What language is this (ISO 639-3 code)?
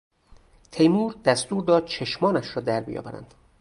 fas